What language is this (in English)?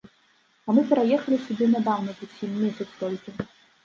Belarusian